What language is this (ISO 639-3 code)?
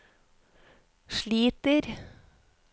nor